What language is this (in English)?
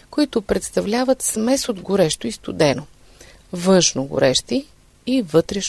Bulgarian